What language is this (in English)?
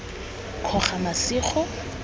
Tswana